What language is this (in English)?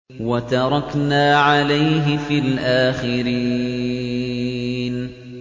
Arabic